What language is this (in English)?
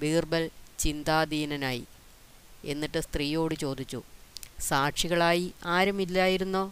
Malayalam